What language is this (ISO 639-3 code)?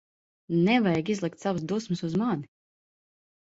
lav